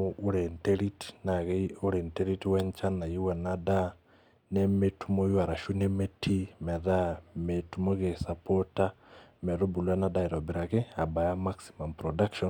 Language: Masai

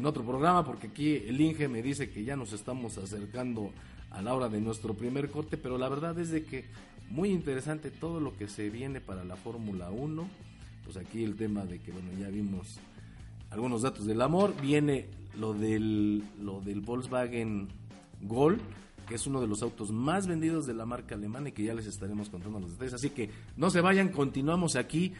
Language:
Spanish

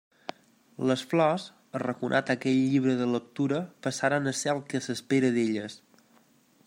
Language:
Catalan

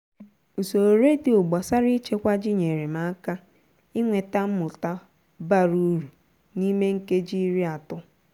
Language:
Igbo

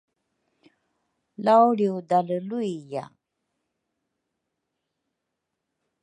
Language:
Rukai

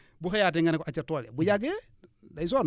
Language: Wolof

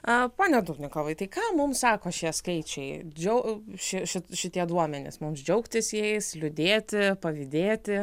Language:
Lithuanian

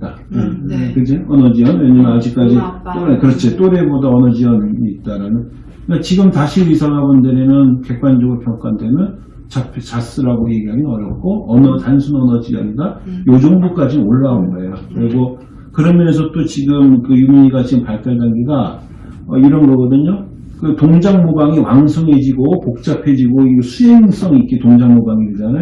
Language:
Korean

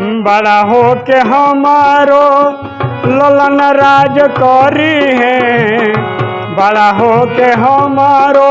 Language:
Hindi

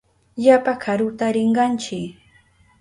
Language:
Southern Pastaza Quechua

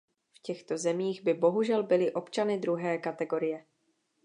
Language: Czech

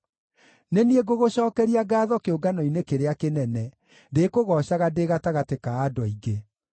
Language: Kikuyu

